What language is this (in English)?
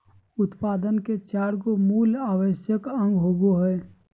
Magahi